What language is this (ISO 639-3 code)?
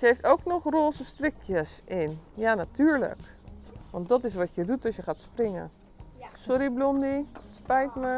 nld